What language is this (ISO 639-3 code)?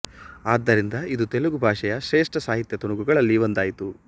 kan